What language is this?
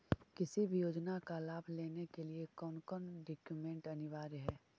Magahi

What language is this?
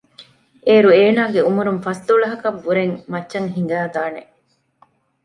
Divehi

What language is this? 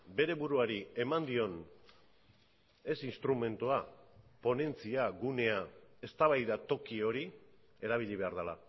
Basque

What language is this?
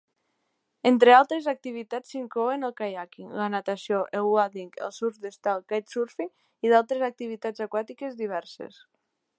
Catalan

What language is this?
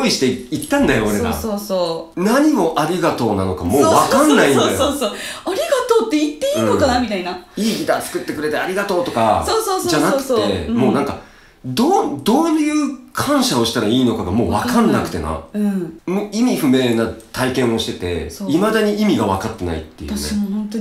Japanese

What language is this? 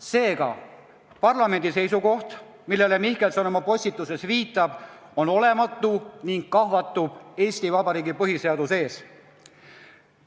Estonian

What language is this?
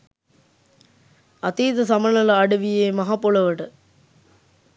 Sinhala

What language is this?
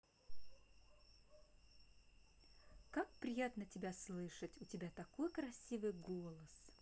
Russian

